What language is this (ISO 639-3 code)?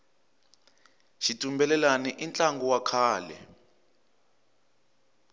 tso